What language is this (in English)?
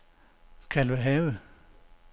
Danish